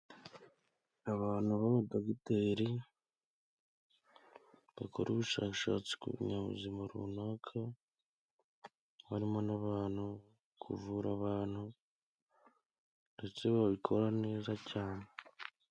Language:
Kinyarwanda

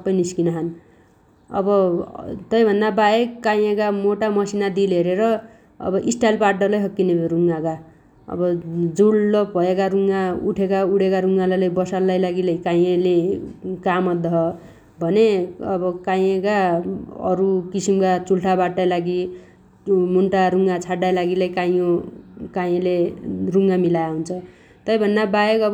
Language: Dotyali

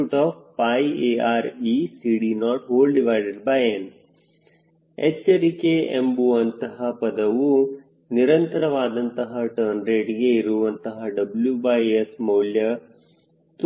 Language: Kannada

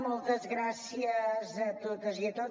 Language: Catalan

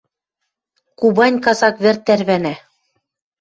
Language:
Western Mari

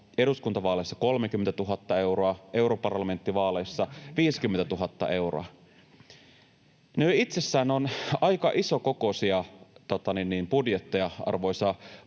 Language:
Finnish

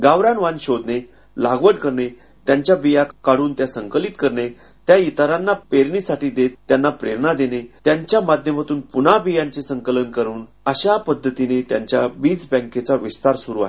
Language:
Marathi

